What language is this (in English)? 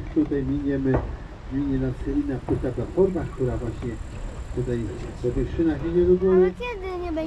Polish